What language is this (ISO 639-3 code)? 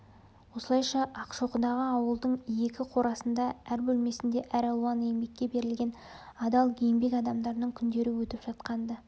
kaz